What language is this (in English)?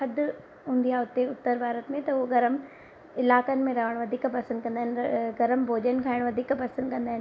Sindhi